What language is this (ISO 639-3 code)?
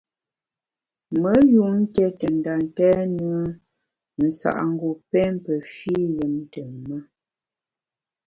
bax